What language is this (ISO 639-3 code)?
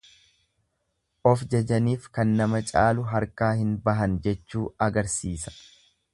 orm